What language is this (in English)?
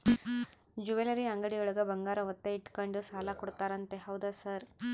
Kannada